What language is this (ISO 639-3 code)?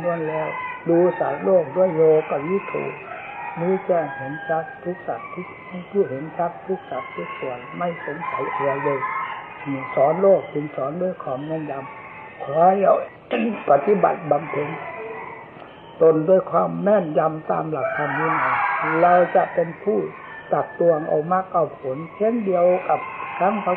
tha